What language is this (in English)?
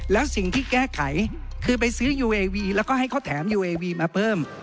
Thai